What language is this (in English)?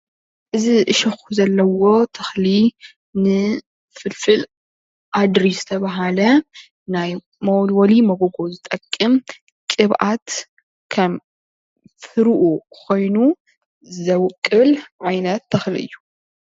Tigrinya